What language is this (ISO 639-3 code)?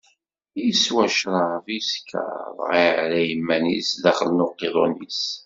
kab